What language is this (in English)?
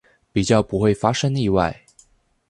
Chinese